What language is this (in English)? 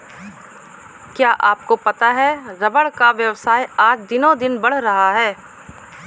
Hindi